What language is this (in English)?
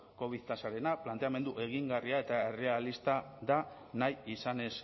Basque